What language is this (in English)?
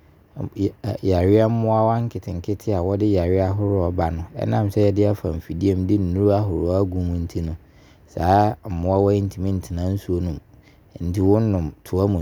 Abron